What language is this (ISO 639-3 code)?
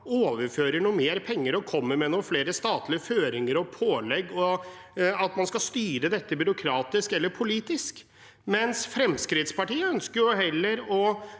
nor